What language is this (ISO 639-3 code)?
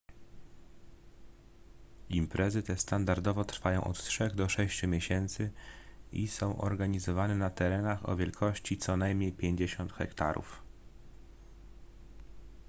pol